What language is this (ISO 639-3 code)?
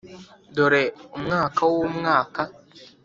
kin